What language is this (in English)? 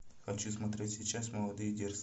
Russian